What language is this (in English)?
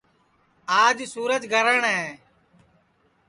Sansi